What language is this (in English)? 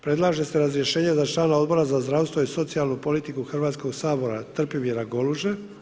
Croatian